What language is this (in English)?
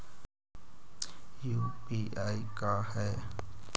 Magahi